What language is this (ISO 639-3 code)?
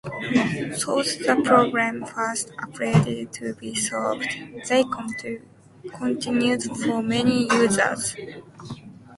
eng